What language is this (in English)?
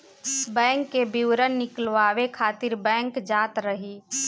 Bhojpuri